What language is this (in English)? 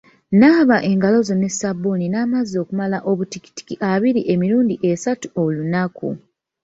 Ganda